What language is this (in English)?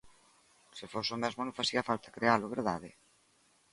Galician